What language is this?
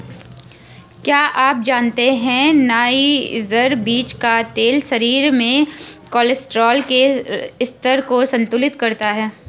Hindi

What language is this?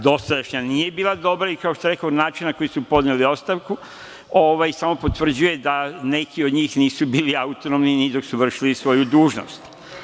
Serbian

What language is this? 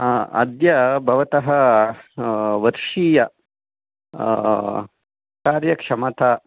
Sanskrit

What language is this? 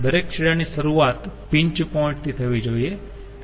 Gujarati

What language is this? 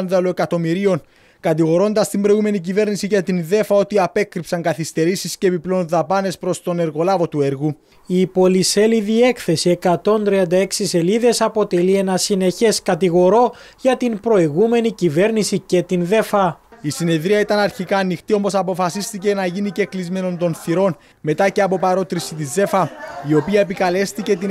Greek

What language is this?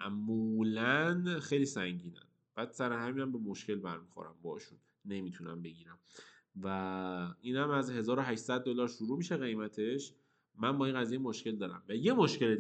Persian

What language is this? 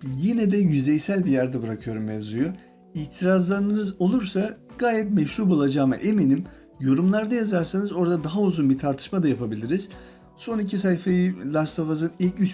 Turkish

